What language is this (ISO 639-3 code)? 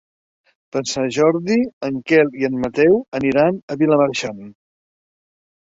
cat